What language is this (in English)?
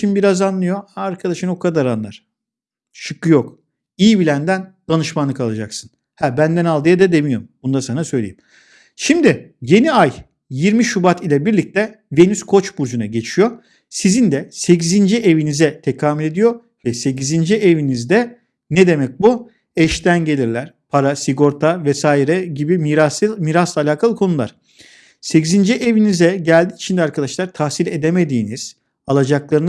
Turkish